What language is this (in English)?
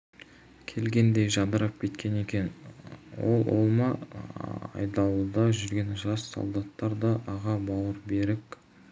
Kazakh